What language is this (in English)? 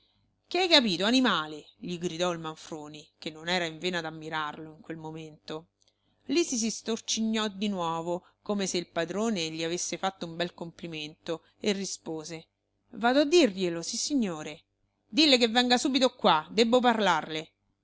Italian